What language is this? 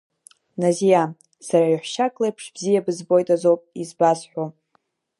Abkhazian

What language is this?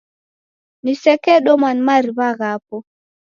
Taita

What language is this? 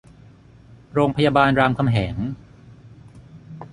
Thai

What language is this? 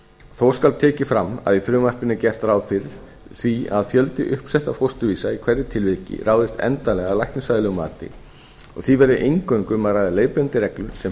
Icelandic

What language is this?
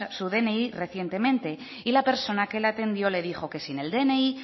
Spanish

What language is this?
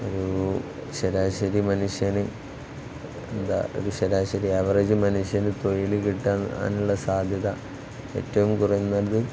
Malayalam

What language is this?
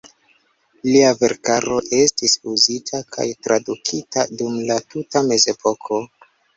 Esperanto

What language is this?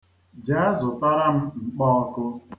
Igbo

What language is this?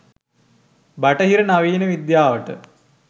Sinhala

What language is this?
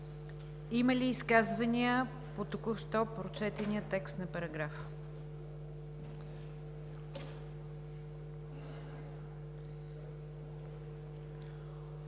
Bulgarian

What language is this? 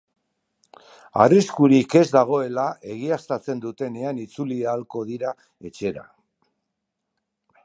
Basque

